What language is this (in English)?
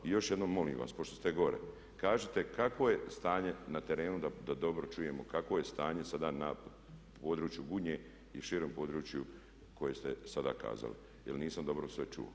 Croatian